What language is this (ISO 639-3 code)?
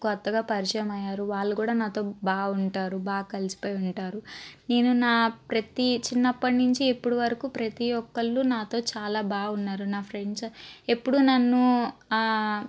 tel